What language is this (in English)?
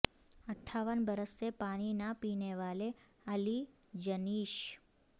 Urdu